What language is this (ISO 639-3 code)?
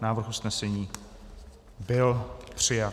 ces